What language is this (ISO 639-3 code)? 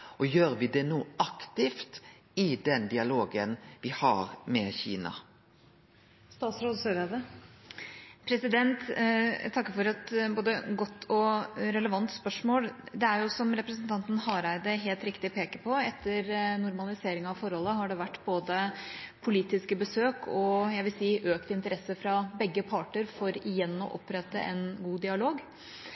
nor